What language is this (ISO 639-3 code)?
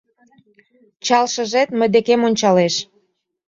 chm